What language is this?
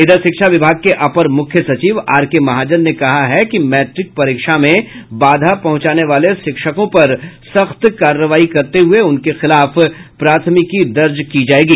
Hindi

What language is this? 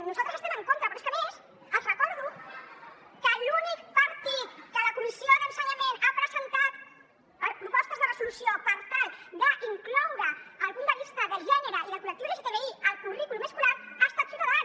Catalan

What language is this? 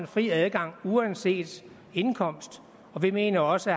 Danish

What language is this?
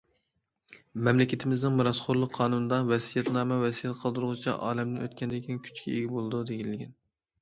Uyghur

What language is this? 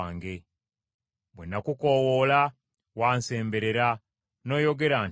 Ganda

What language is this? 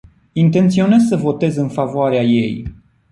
Romanian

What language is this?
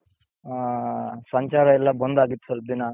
Kannada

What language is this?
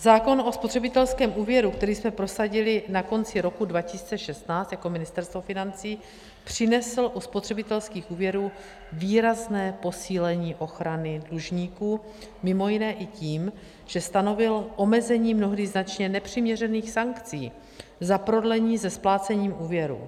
Czech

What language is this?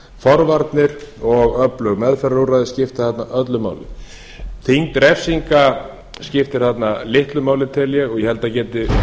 Icelandic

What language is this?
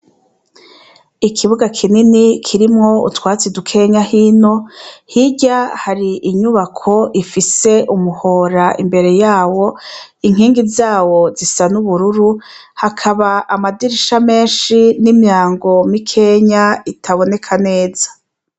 Rundi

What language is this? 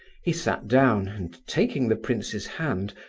English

